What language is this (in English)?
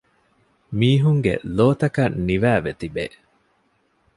Divehi